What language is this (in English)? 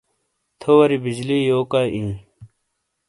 Shina